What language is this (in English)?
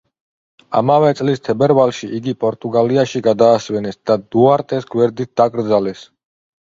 Georgian